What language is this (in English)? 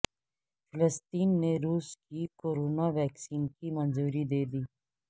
Urdu